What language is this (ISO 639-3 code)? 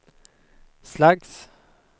swe